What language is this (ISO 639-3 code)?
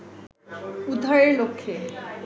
ben